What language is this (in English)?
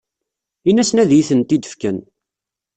Kabyle